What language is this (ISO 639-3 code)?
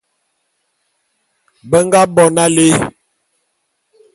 bum